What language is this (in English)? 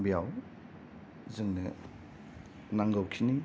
Bodo